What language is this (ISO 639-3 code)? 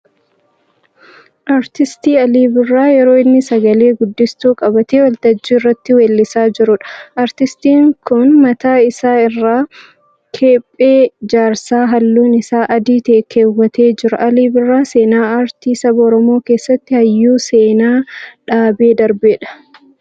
orm